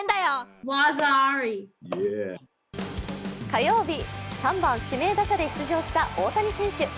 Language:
Japanese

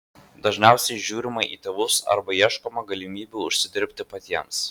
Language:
Lithuanian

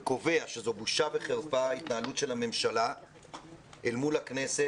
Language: Hebrew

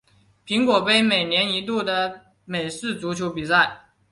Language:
Chinese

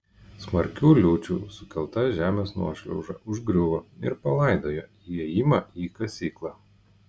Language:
Lithuanian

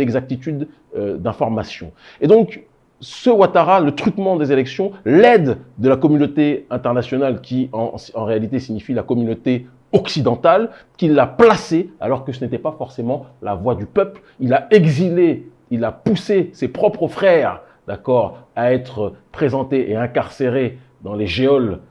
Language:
French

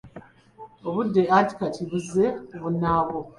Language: Ganda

